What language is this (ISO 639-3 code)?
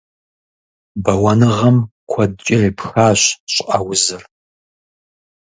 kbd